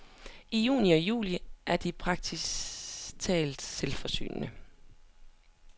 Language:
Danish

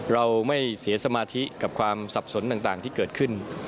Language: Thai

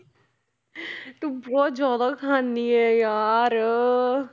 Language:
Punjabi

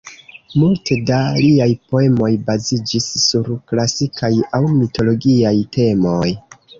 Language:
Esperanto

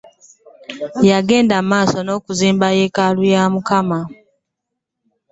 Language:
Ganda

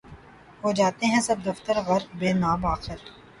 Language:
Urdu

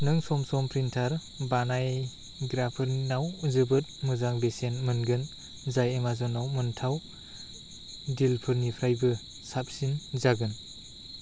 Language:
Bodo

